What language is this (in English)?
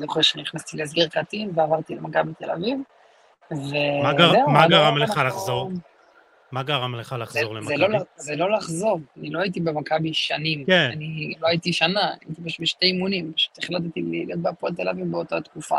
Hebrew